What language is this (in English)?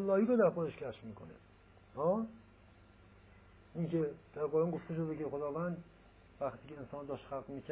Persian